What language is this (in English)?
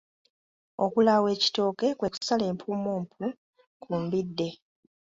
Ganda